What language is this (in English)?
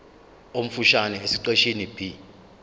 Zulu